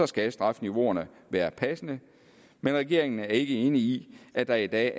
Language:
Danish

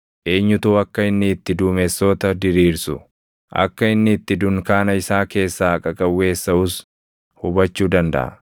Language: Oromo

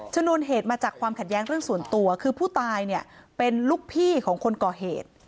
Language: Thai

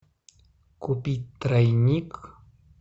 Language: Russian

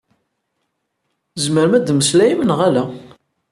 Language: Kabyle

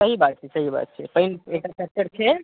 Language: Maithili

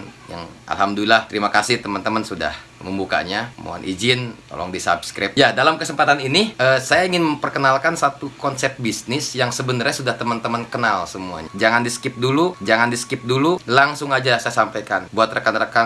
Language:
Indonesian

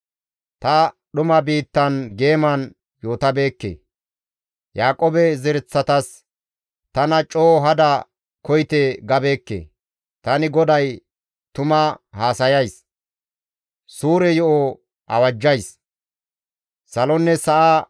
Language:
Gamo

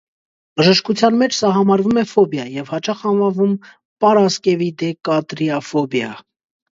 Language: Armenian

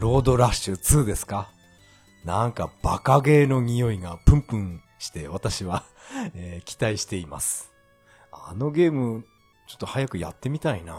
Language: Japanese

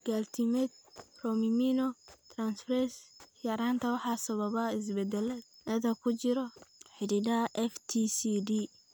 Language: Somali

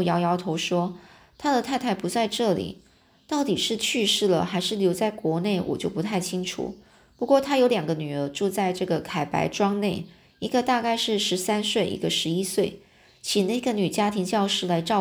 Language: Chinese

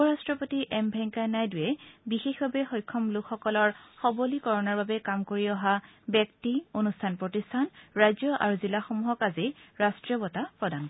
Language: Assamese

